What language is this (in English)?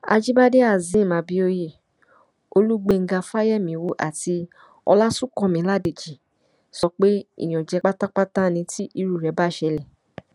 Yoruba